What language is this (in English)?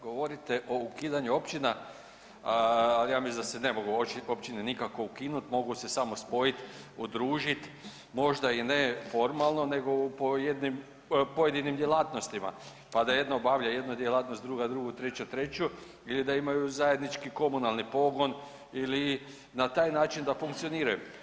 Croatian